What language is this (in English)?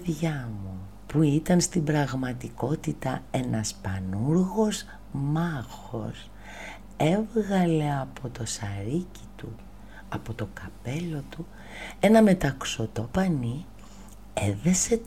Greek